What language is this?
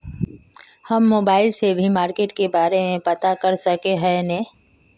Magahi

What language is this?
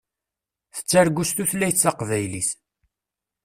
Kabyle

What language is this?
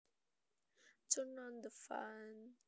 Javanese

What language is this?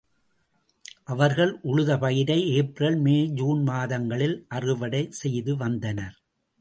Tamil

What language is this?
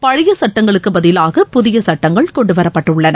Tamil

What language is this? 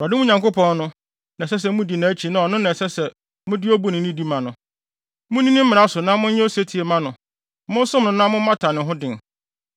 Akan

